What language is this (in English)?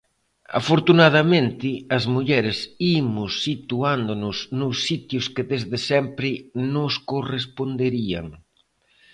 Galician